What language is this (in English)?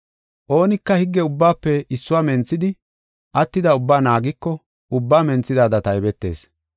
Gofa